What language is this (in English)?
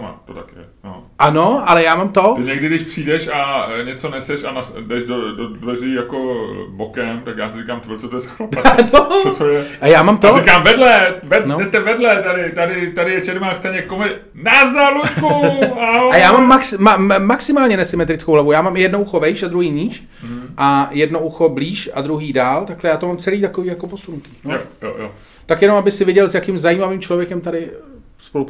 Czech